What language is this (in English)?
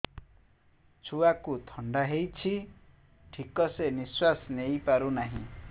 Odia